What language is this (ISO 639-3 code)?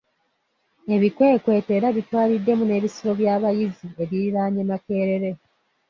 lug